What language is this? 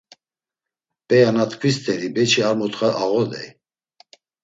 Laz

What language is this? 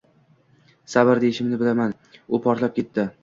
Uzbek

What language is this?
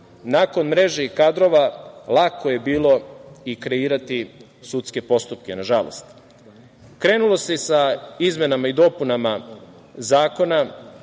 Serbian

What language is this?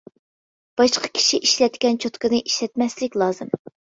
Uyghur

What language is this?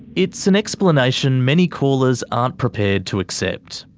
English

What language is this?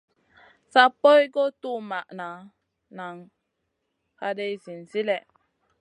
Masana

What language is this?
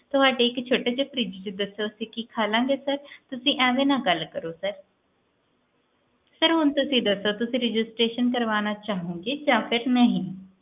Punjabi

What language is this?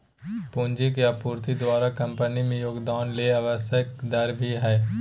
Magahi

